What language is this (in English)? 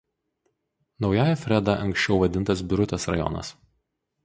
Lithuanian